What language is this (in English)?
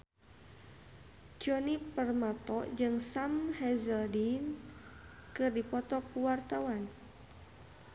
Sundanese